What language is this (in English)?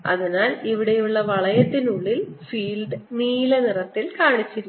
Malayalam